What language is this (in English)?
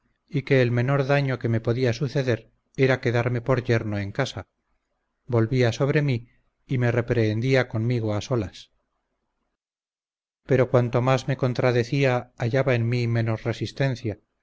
Spanish